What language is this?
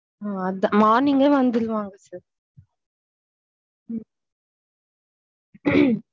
Tamil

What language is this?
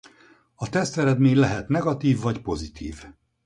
Hungarian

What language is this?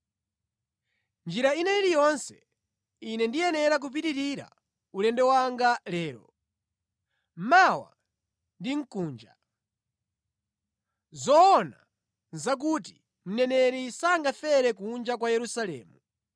Nyanja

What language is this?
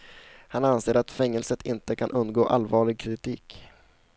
Swedish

